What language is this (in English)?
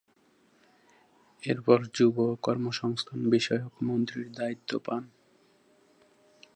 Bangla